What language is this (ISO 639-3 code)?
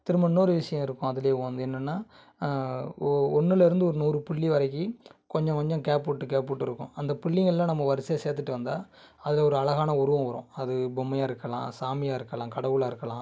tam